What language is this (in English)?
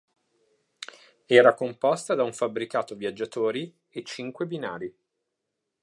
Italian